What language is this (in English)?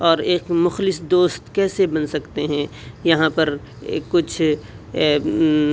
Urdu